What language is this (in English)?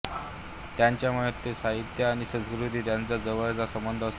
Marathi